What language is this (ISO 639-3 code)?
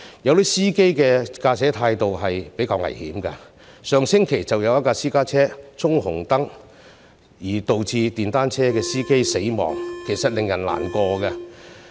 yue